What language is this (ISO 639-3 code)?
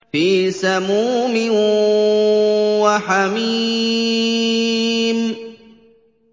ara